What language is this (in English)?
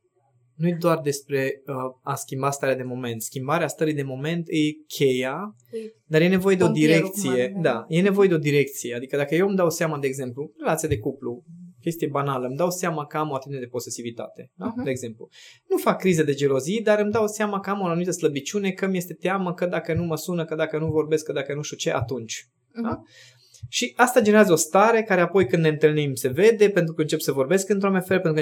Romanian